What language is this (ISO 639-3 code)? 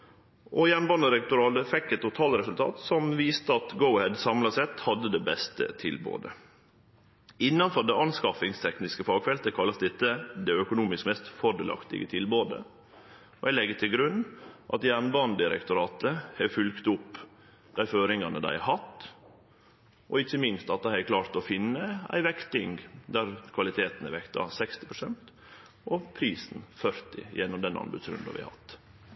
nno